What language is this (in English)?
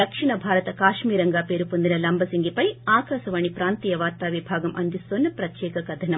Telugu